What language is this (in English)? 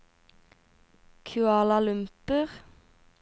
Norwegian